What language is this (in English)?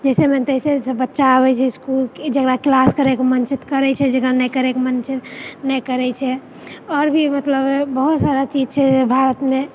Maithili